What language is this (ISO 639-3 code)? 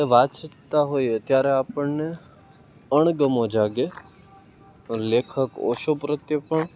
guj